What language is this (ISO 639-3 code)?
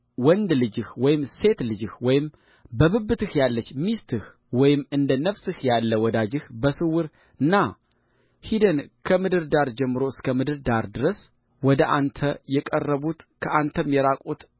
amh